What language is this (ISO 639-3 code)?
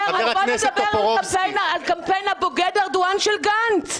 heb